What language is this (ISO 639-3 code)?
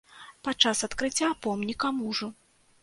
bel